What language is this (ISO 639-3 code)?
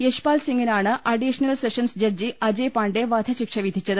mal